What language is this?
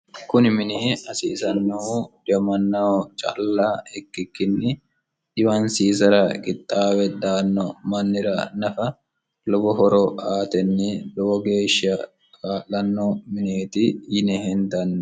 Sidamo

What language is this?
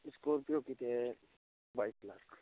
Hindi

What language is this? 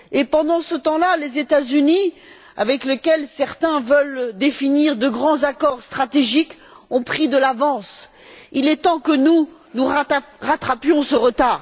French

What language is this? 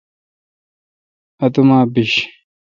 Kalkoti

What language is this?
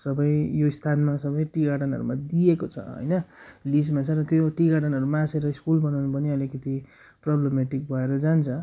Nepali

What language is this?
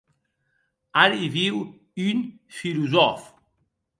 Occitan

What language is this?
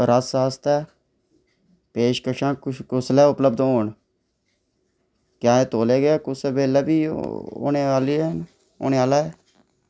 Dogri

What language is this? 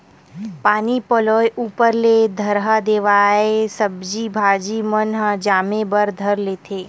Chhattisgarhi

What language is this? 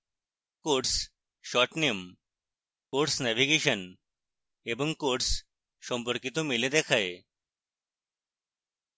Bangla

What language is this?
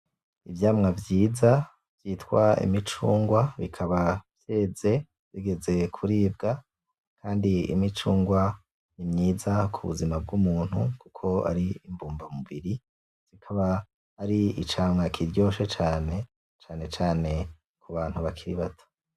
Rundi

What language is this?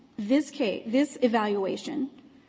English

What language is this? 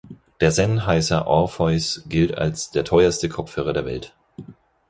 German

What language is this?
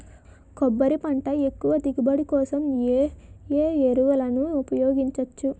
Telugu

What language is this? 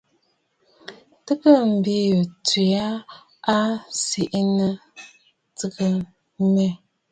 Bafut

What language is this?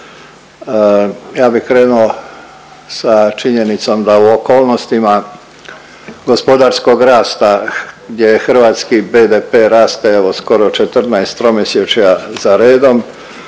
Croatian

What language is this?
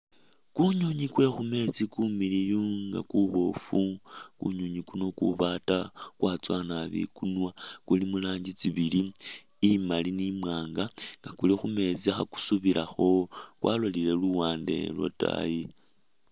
Masaaba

